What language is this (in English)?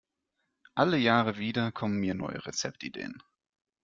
German